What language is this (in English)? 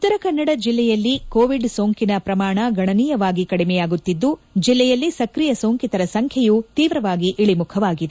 Kannada